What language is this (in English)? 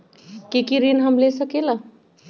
Magahi